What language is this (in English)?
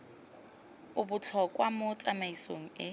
Tswana